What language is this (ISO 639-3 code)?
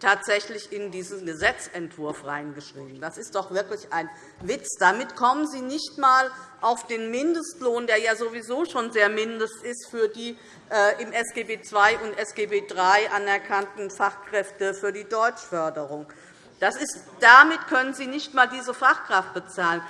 deu